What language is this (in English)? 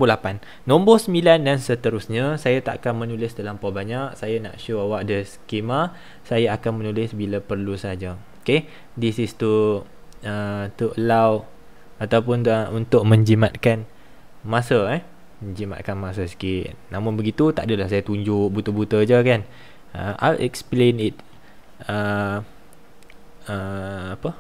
Malay